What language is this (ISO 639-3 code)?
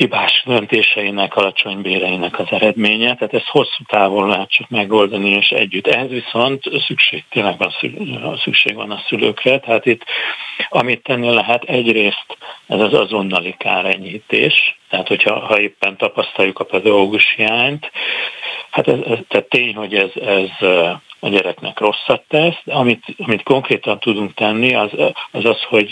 hun